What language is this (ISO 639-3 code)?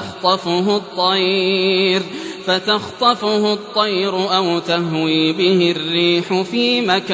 ara